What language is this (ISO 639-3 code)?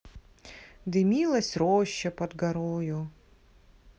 rus